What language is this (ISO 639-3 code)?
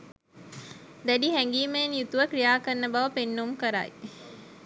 sin